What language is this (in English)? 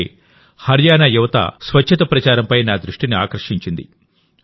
Telugu